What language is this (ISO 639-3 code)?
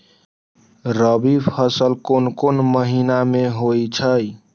mag